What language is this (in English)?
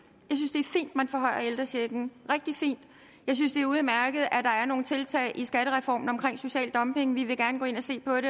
Danish